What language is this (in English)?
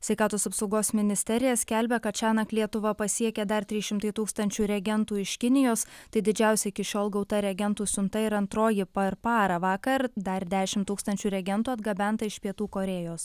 Lithuanian